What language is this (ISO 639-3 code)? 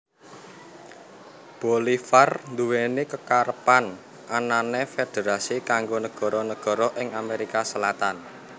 jav